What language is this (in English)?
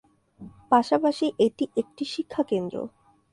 Bangla